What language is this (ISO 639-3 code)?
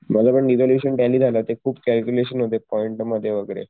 mar